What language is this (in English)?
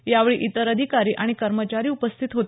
Marathi